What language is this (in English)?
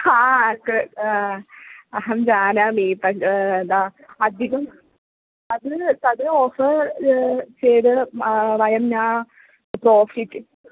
Sanskrit